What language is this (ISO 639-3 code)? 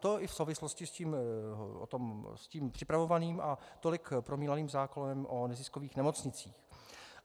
ces